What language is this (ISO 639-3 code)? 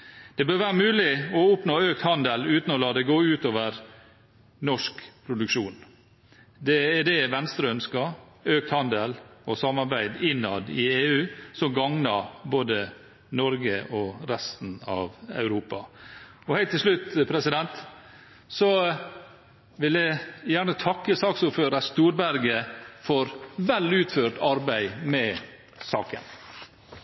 nob